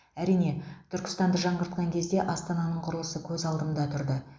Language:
Kazakh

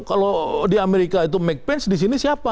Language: Indonesian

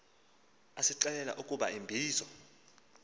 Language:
Xhosa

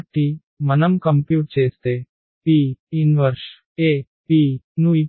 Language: Telugu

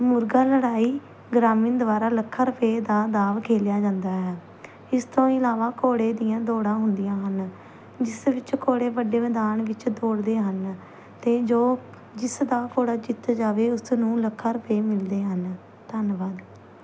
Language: Punjabi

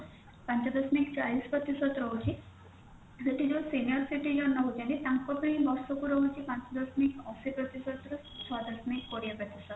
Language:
Odia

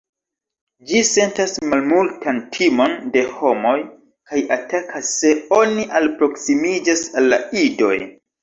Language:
Esperanto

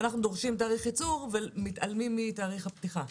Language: Hebrew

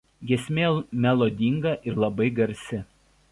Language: Lithuanian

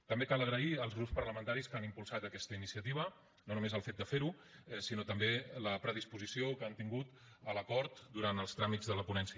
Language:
Catalan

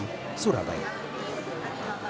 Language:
Indonesian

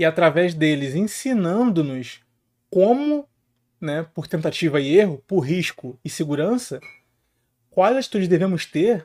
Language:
Portuguese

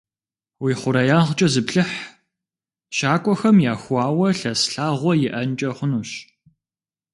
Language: Kabardian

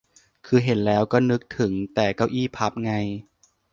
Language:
Thai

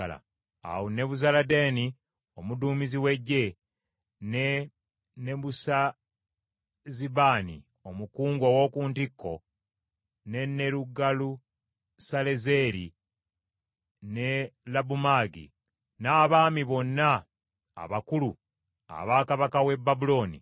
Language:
Ganda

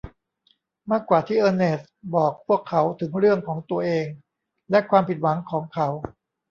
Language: Thai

